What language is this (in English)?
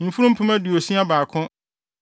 Akan